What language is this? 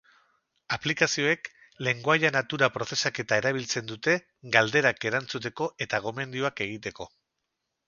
Basque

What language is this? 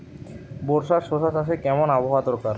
Bangla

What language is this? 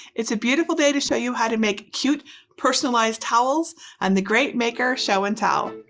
English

